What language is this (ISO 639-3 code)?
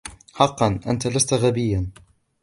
ara